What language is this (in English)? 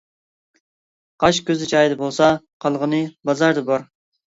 Uyghur